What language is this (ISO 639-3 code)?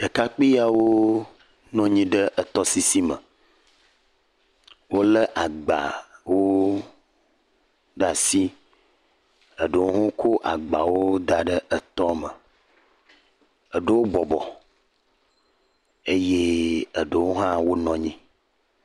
ewe